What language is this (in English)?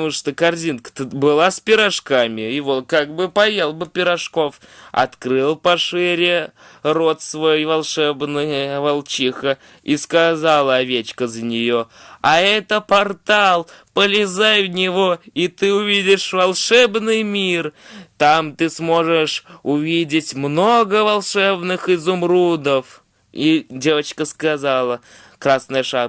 Russian